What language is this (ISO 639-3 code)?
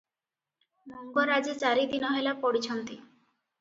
ori